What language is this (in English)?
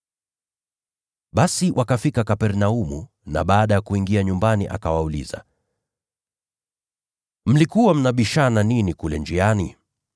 Swahili